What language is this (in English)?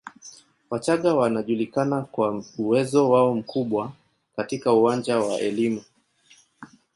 Swahili